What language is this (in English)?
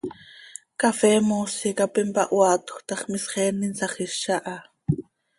Seri